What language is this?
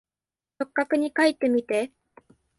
Japanese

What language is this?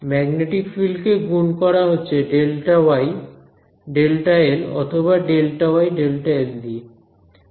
Bangla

